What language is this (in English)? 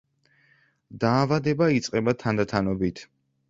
Georgian